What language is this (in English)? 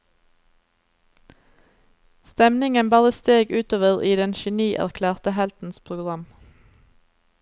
Norwegian